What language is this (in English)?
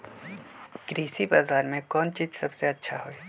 Magahi